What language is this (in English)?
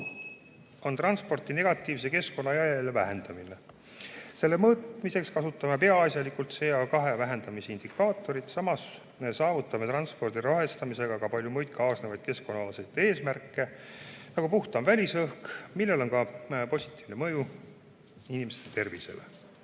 Estonian